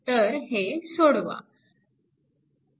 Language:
Marathi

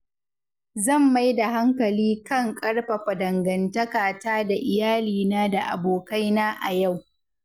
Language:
Hausa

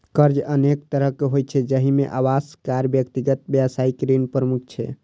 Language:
Maithili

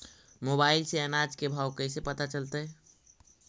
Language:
Magahi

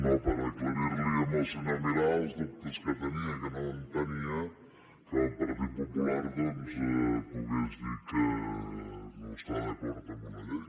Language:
Catalan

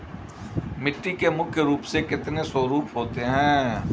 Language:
Hindi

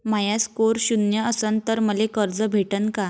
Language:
Marathi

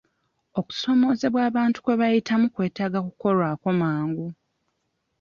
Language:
Ganda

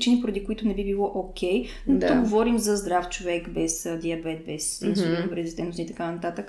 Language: Bulgarian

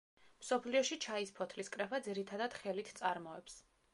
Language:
Georgian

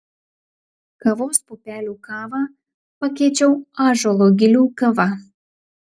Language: Lithuanian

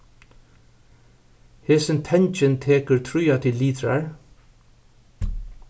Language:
Faroese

